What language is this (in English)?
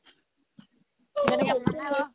Assamese